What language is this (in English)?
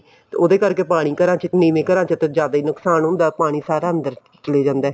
Punjabi